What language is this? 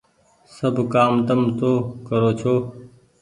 Goaria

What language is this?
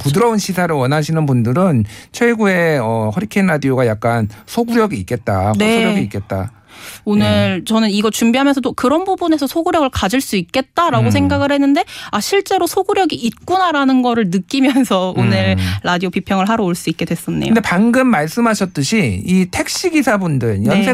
Korean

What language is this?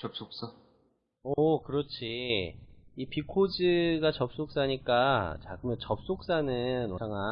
Korean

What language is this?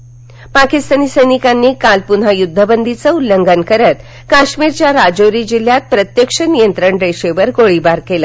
Marathi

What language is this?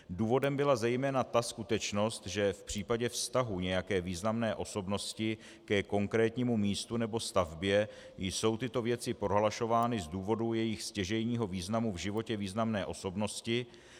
Czech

